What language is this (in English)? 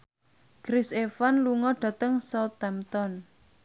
Javanese